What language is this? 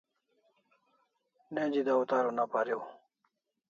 Kalasha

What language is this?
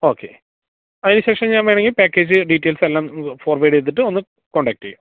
Malayalam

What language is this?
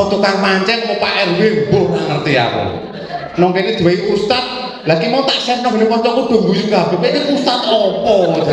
Indonesian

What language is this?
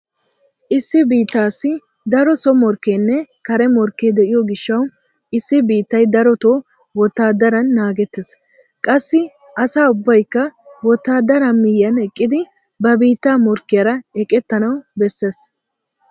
Wolaytta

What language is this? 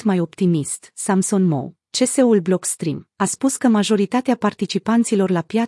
Romanian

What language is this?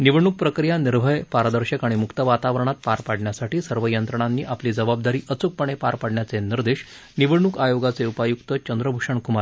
Marathi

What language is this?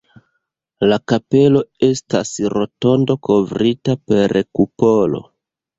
Esperanto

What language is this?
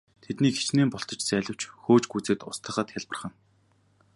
Mongolian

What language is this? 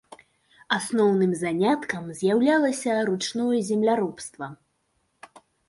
Belarusian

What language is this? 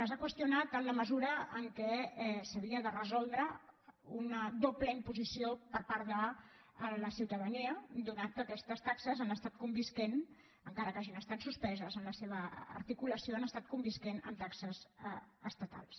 Catalan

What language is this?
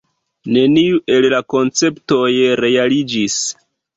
Esperanto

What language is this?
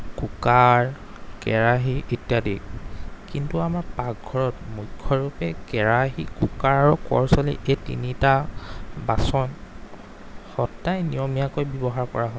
Assamese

